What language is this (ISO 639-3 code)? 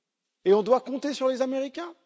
fra